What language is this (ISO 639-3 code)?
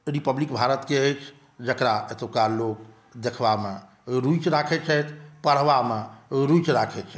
mai